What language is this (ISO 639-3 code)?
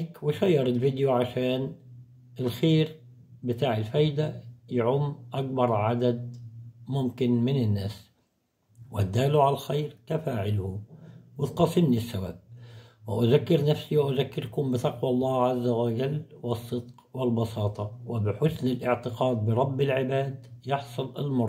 ara